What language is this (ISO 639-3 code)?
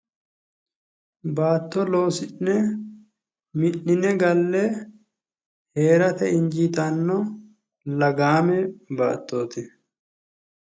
sid